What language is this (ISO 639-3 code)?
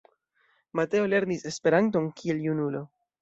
epo